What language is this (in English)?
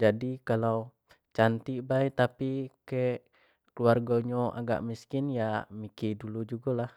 Jambi Malay